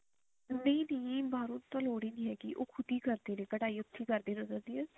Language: Punjabi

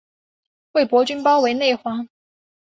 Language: Chinese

